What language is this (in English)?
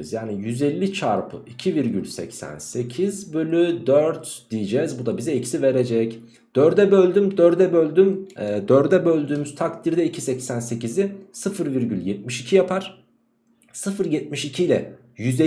Turkish